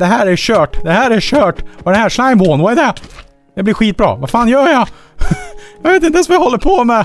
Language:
Swedish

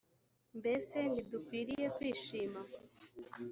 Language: Kinyarwanda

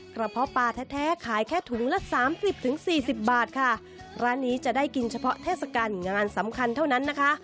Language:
Thai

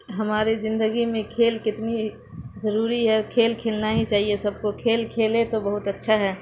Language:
Urdu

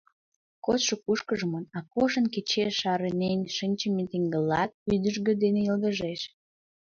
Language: Mari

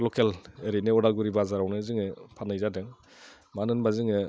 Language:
Bodo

